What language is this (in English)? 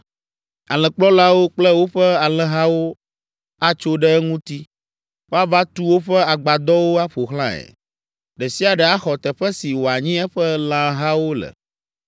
Ewe